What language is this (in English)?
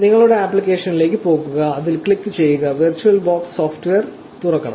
Malayalam